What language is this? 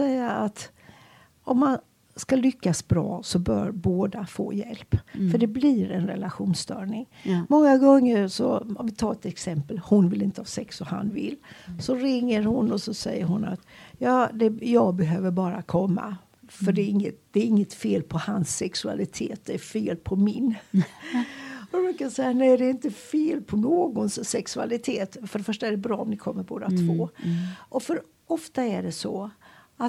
Swedish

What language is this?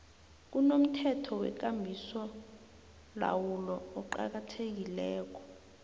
South Ndebele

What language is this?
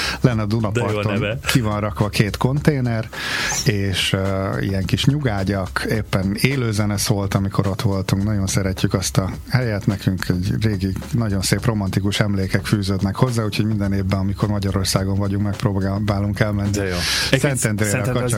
Hungarian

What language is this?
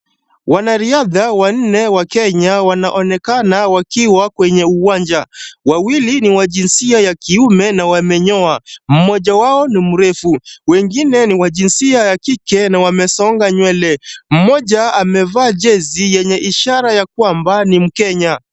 Swahili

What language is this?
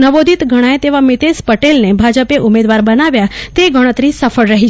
Gujarati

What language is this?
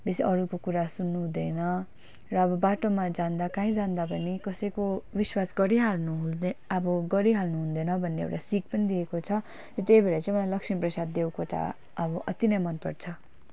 Nepali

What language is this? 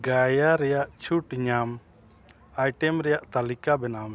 Santali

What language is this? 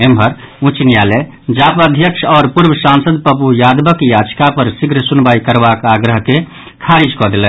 Maithili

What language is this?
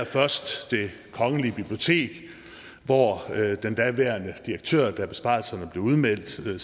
Danish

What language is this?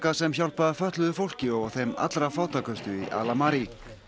Icelandic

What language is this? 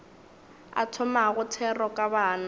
Northern Sotho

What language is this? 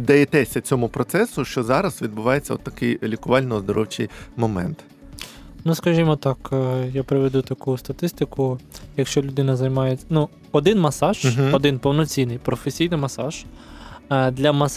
Ukrainian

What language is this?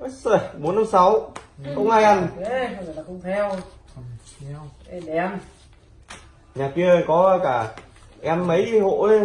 Vietnamese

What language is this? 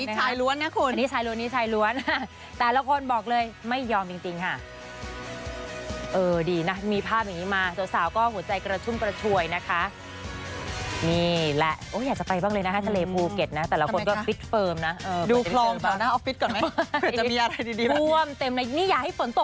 Thai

